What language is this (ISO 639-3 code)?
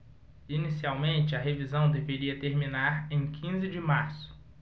por